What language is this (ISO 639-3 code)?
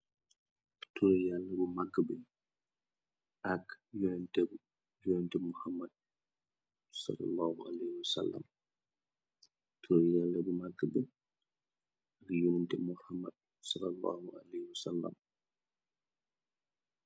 wol